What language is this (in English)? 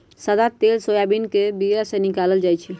Magahi